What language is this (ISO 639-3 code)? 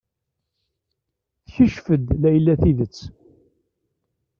kab